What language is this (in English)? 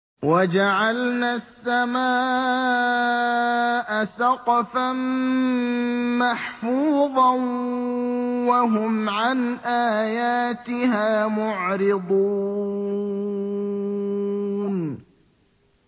Arabic